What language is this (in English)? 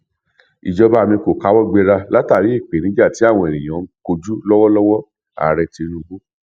Yoruba